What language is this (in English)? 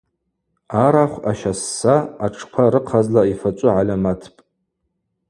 Abaza